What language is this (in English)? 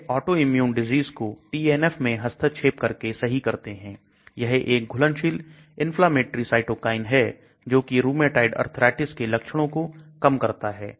Hindi